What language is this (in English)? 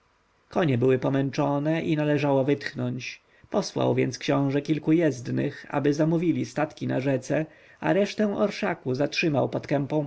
Polish